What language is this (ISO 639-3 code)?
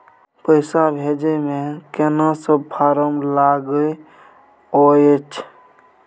mai